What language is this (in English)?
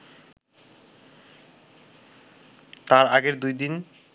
Bangla